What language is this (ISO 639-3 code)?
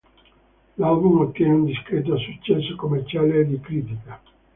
ita